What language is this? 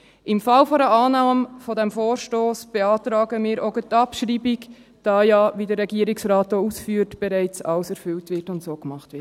Swiss German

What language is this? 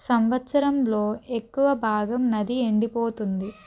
Telugu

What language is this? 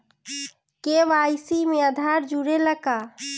Bhojpuri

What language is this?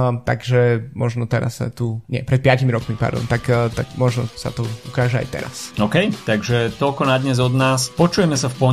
Slovak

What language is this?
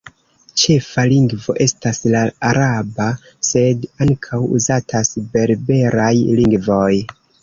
Esperanto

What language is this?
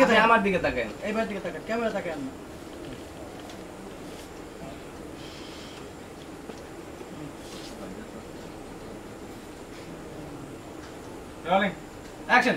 Indonesian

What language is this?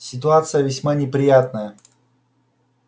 Russian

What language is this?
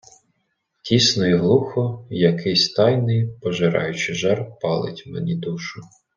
Ukrainian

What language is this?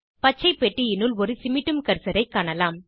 Tamil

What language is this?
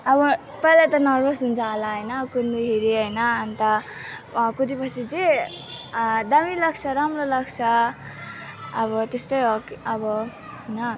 Nepali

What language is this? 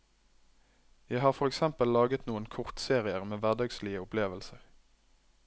Norwegian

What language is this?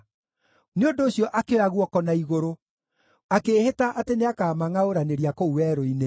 Kikuyu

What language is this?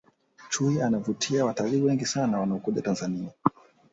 Swahili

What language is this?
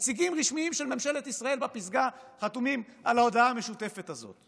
Hebrew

